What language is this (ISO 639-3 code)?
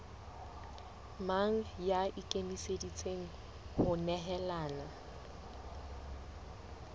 sot